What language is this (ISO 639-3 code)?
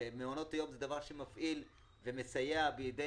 heb